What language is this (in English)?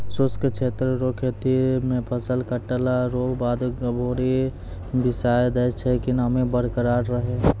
Maithili